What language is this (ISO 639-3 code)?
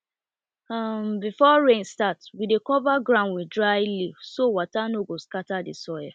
pcm